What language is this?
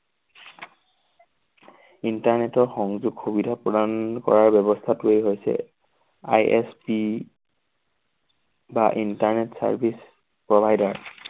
Assamese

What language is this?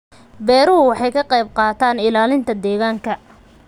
Somali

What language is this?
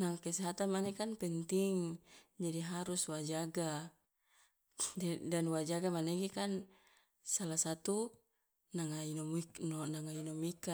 Loloda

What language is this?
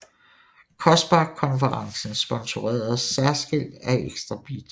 Danish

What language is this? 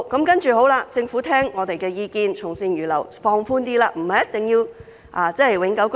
Cantonese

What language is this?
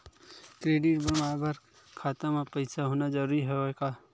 Chhattisgarhi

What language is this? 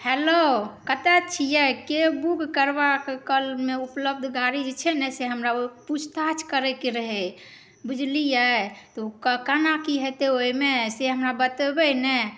Maithili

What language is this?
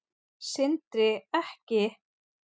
Icelandic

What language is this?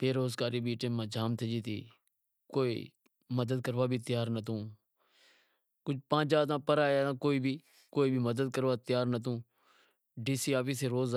Wadiyara Koli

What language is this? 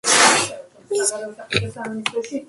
Georgian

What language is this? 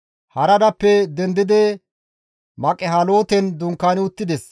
Gamo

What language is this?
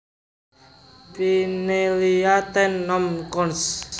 Javanese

